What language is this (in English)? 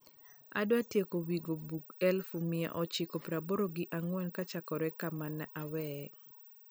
Luo (Kenya and Tanzania)